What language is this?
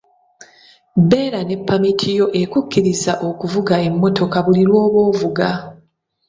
Ganda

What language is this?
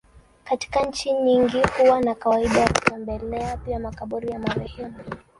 Swahili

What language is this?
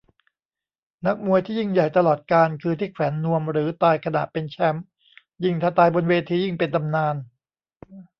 Thai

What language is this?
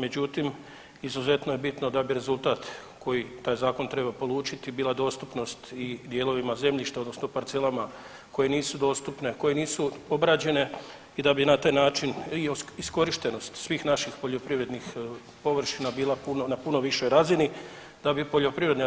Croatian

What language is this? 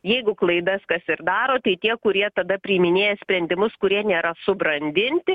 Lithuanian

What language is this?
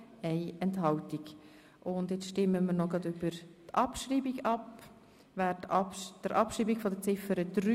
Swiss German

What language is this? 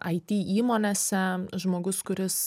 Lithuanian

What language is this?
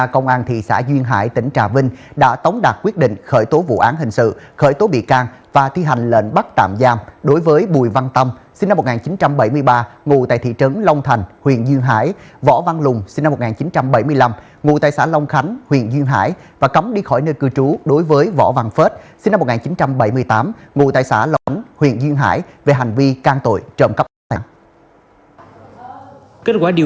Vietnamese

